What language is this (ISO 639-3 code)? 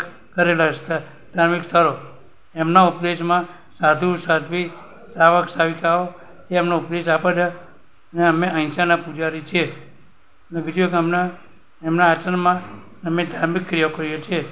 guj